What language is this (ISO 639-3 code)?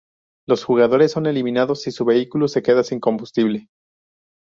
spa